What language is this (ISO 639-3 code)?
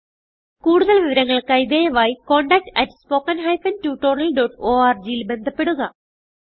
mal